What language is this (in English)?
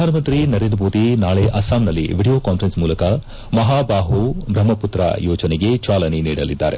Kannada